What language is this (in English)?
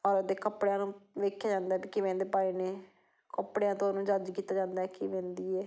Punjabi